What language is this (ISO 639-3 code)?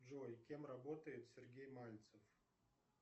rus